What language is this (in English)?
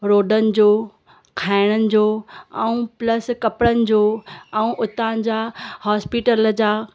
Sindhi